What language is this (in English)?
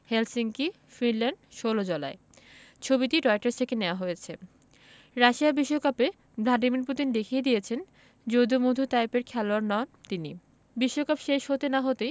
Bangla